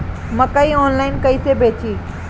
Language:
Bhojpuri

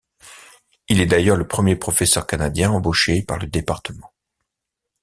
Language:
French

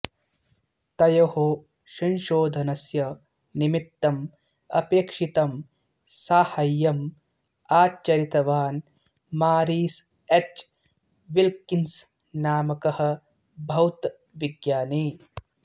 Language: Sanskrit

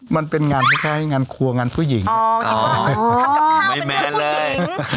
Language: Thai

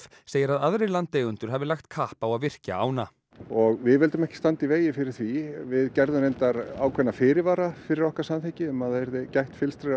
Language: Icelandic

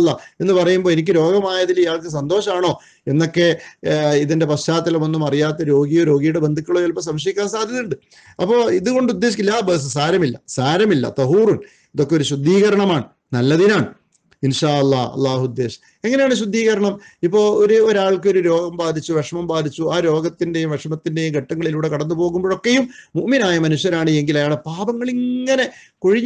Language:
Hindi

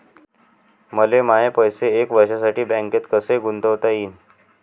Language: Marathi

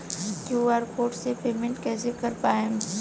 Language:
Bhojpuri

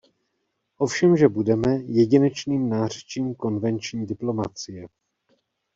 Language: Czech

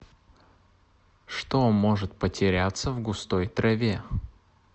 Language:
Russian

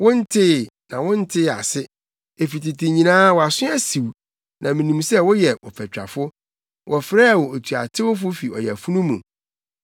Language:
Akan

